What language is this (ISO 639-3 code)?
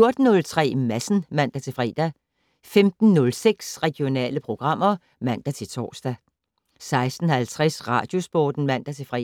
dan